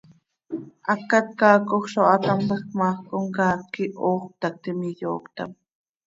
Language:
Seri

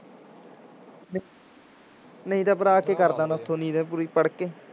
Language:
Punjabi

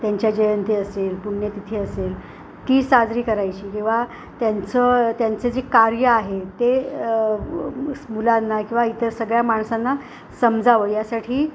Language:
Marathi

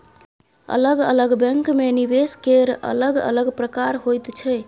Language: Maithili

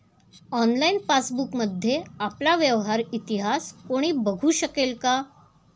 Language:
Marathi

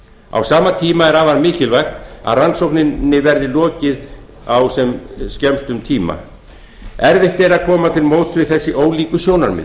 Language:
Icelandic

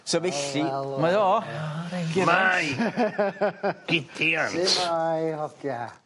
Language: Welsh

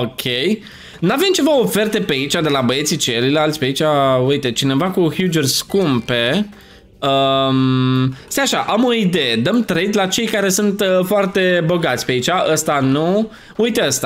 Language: Romanian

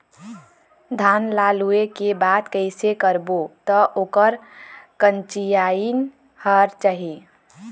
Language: Chhattisgarhi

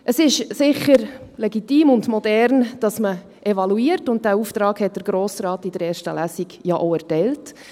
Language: Swiss German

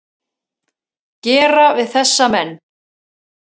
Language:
Icelandic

